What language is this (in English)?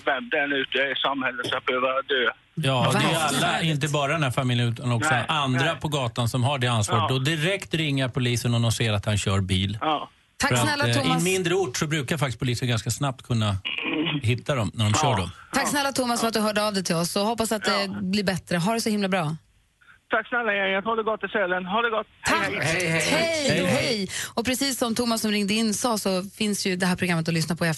Swedish